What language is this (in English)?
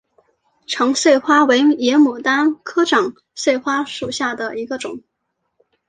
Chinese